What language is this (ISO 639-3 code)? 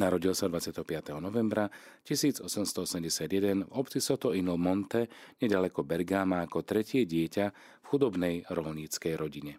slk